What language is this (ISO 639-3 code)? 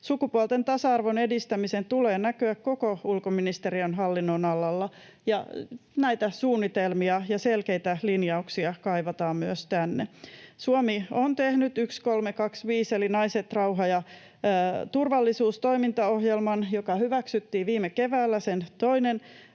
fin